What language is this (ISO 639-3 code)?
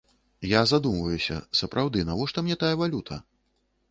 bel